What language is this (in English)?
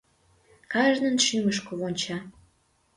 Mari